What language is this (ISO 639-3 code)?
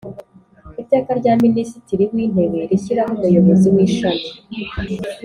kin